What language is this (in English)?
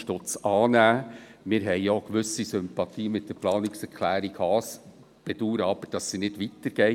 Swiss German